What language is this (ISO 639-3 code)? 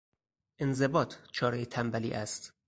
fas